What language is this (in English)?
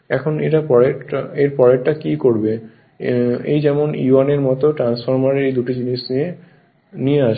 Bangla